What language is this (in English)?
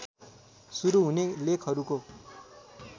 Nepali